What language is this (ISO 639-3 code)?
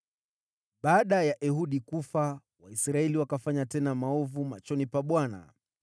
swa